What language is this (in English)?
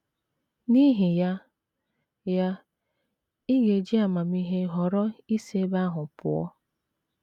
Igbo